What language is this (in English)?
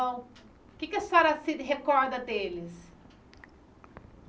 Portuguese